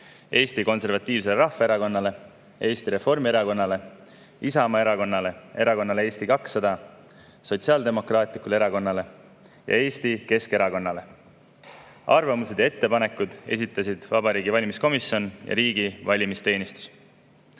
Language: Estonian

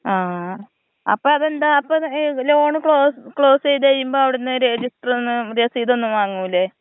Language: Malayalam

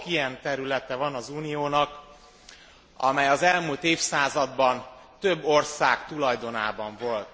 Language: Hungarian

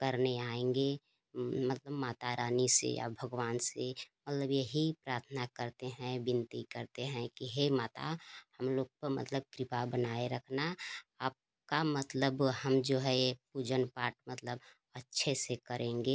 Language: Hindi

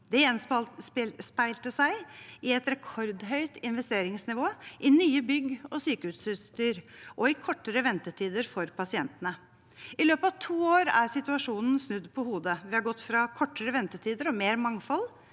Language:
Norwegian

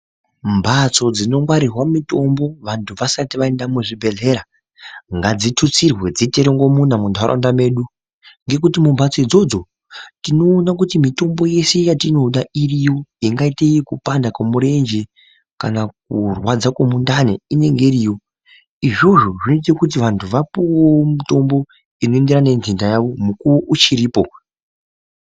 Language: Ndau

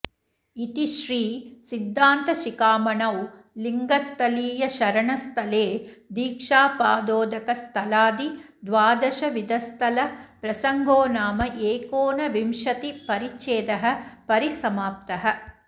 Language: Sanskrit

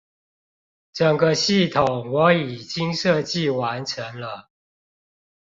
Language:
Chinese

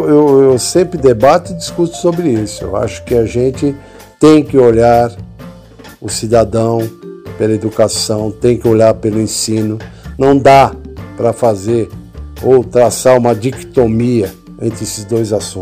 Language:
Portuguese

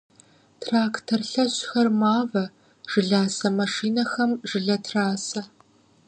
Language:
Kabardian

